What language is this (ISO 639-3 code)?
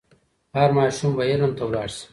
pus